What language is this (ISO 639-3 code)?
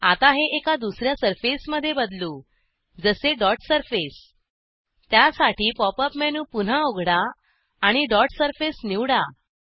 mar